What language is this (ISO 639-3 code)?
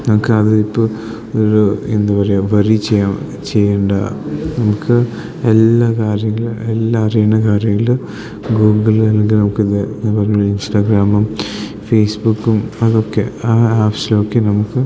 mal